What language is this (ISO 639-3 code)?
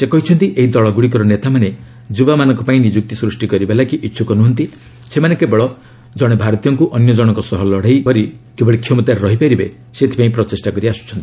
ori